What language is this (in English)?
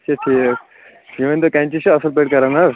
Kashmiri